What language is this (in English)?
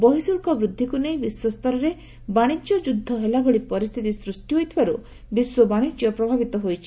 Odia